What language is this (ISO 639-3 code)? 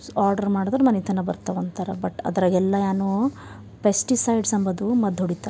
kan